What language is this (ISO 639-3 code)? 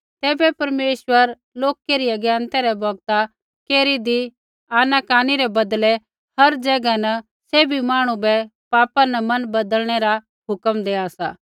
kfx